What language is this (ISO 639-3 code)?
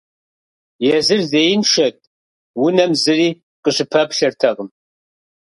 kbd